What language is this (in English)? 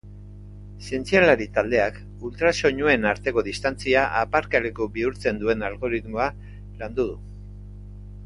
Basque